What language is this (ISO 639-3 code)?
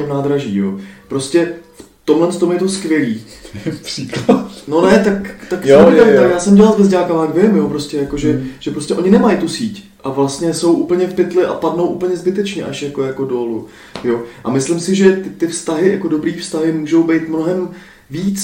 ces